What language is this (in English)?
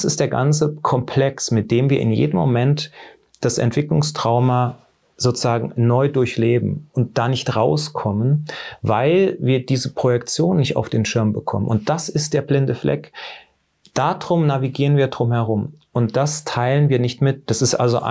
German